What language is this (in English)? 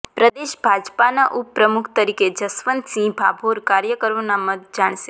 Gujarati